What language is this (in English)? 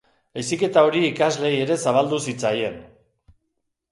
Basque